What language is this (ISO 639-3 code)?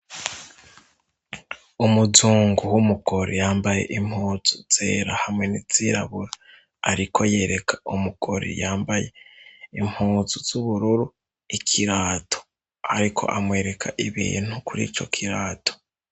run